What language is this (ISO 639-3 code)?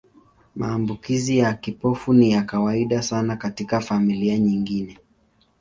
swa